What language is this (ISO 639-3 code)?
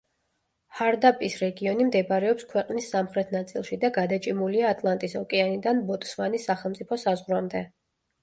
kat